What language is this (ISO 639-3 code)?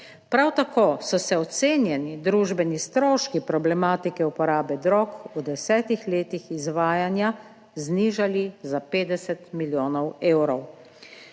slv